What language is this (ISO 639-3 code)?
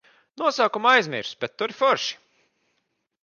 lav